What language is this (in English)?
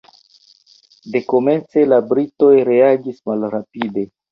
Esperanto